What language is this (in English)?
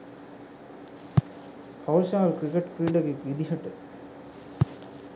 Sinhala